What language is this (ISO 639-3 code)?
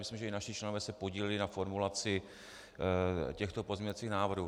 ces